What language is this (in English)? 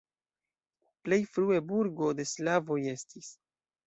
Esperanto